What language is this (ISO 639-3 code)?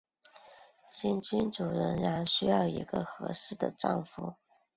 zho